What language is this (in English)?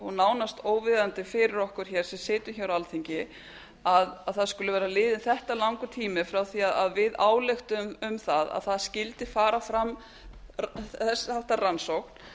Icelandic